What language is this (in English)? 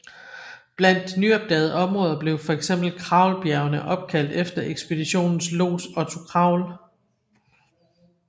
Danish